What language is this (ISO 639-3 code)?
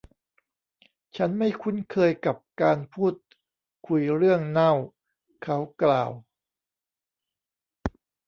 tha